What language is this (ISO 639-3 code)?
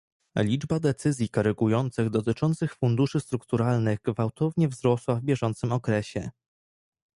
pol